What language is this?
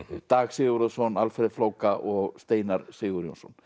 Icelandic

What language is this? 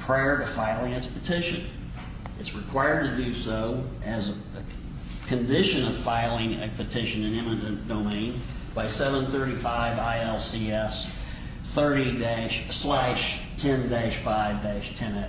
English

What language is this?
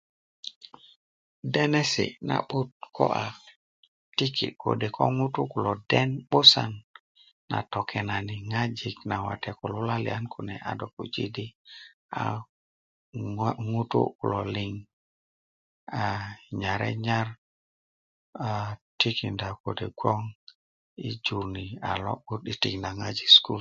Kuku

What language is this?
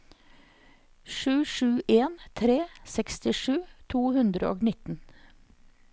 Norwegian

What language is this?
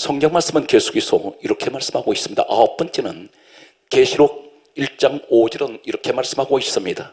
Korean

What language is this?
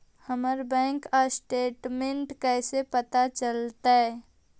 Magahi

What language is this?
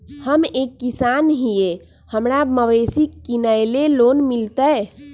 Magahi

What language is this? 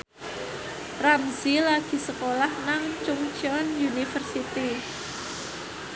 Javanese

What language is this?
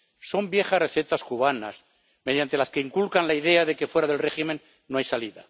Spanish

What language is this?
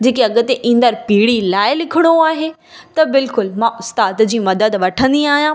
Sindhi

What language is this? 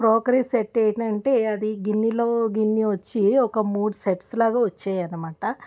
Telugu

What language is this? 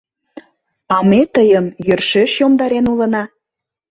Mari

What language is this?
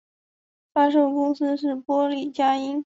Chinese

